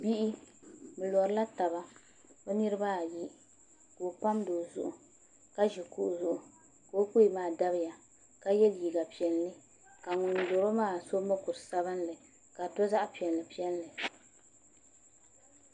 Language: Dagbani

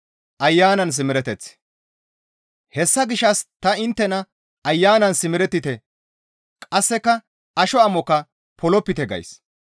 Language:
Gamo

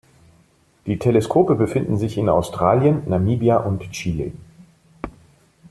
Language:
German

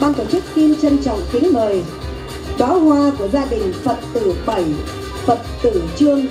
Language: Vietnamese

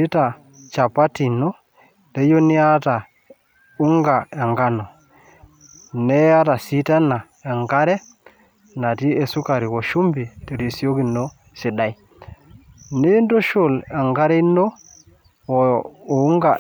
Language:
Masai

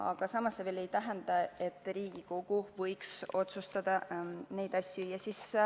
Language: Estonian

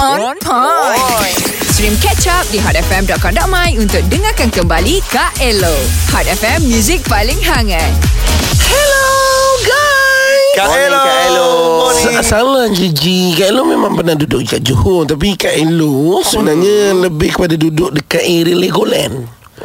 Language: Malay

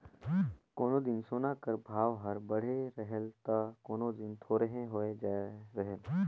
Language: Chhattisgarhi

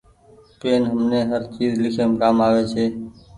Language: Goaria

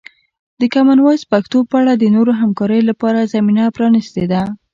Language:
Pashto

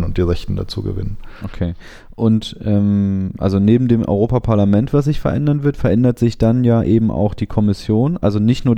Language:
German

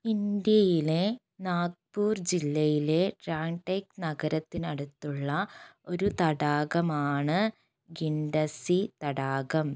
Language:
Malayalam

